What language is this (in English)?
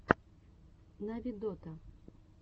Russian